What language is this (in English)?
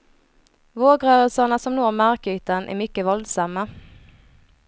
Swedish